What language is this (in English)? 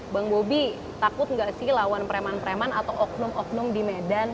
Indonesian